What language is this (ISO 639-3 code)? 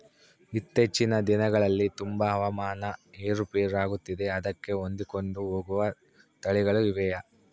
kan